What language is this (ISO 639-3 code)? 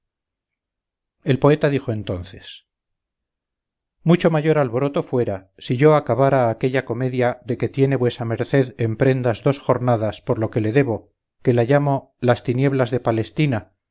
spa